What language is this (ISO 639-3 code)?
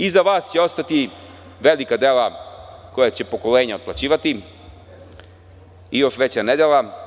srp